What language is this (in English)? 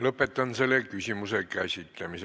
Estonian